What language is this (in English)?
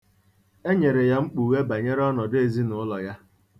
Igbo